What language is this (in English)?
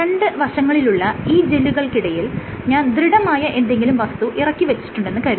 Malayalam